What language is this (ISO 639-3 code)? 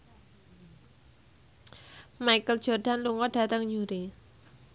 jav